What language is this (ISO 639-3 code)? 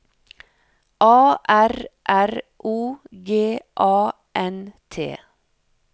nor